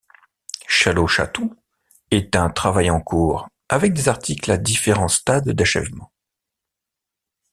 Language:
French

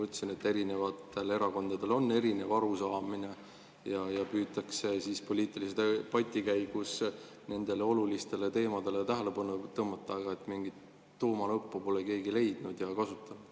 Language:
Estonian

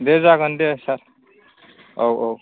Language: Bodo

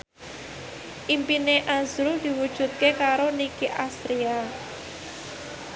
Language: Javanese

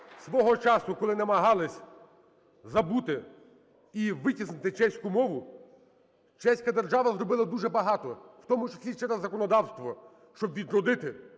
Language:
Ukrainian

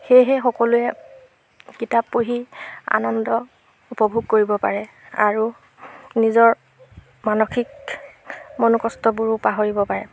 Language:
Assamese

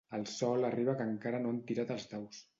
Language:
Catalan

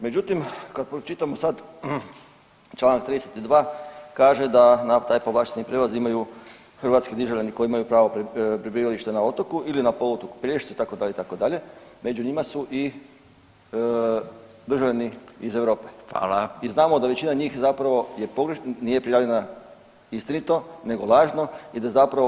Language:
Croatian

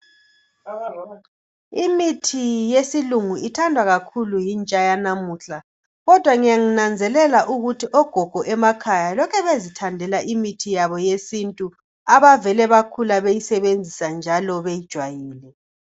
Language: North Ndebele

